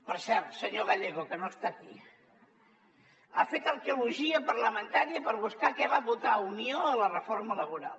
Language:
Catalan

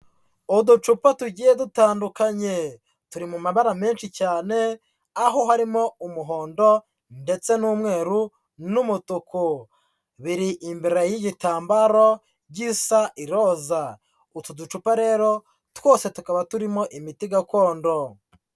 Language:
Kinyarwanda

